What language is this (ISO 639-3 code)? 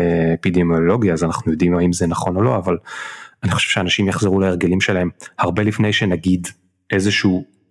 heb